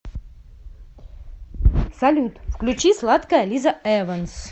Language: Russian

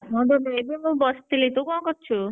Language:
Odia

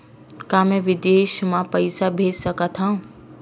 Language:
Chhattisgarhi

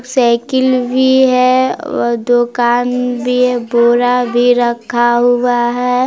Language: Hindi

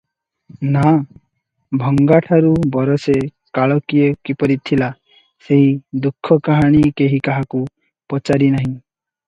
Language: Odia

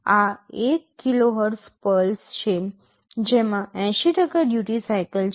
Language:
Gujarati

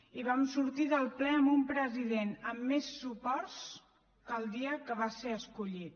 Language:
Catalan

